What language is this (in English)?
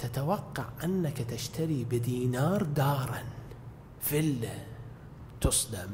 Arabic